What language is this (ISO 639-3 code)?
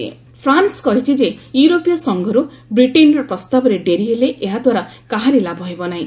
ori